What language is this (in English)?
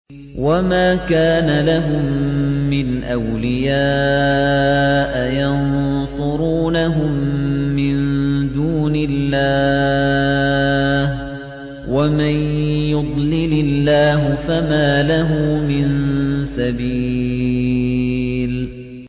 Arabic